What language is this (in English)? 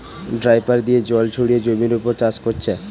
Bangla